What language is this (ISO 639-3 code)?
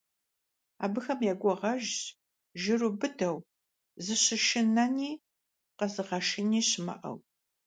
kbd